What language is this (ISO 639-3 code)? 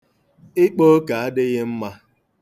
ibo